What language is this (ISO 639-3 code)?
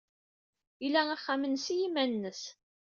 kab